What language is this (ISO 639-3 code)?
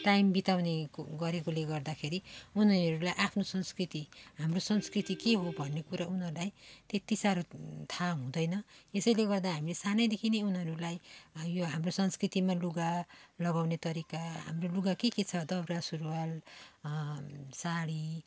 nep